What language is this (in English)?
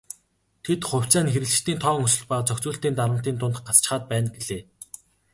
Mongolian